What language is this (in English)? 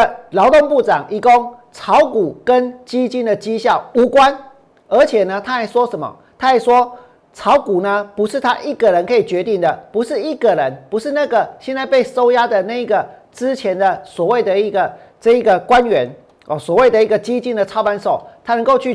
Chinese